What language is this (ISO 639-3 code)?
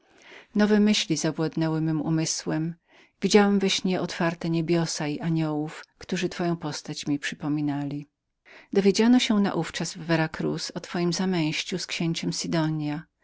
pol